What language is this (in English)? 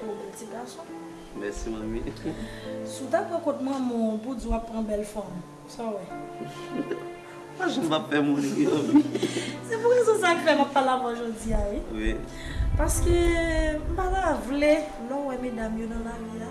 French